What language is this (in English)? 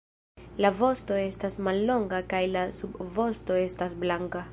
Esperanto